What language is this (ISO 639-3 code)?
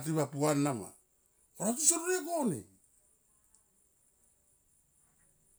tqp